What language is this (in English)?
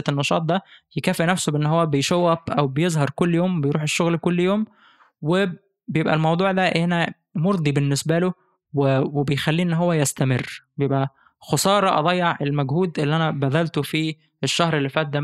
Arabic